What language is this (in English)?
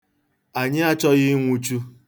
Igbo